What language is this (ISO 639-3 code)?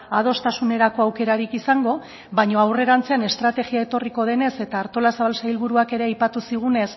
eus